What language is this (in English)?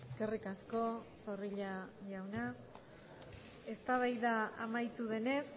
Basque